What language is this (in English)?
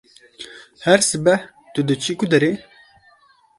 Kurdish